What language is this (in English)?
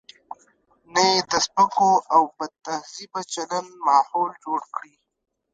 Pashto